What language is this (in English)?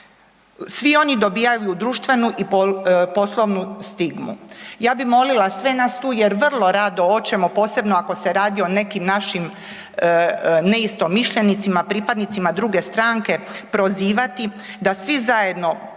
Croatian